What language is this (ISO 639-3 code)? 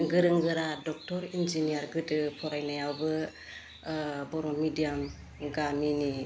brx